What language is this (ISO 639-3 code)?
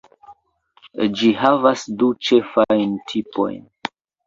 epo